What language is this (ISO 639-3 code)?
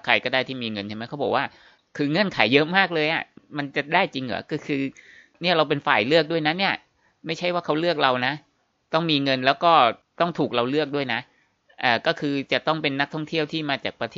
tha